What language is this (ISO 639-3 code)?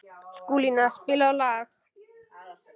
isl